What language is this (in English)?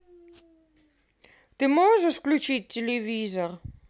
Russian